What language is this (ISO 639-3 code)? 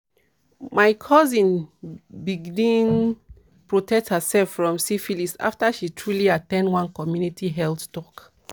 pcm